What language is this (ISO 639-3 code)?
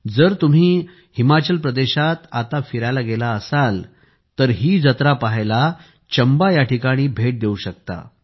mar